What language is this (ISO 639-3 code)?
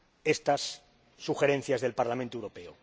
spa